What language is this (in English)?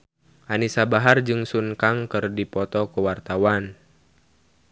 Sundanese